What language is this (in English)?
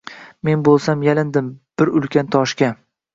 Uzbek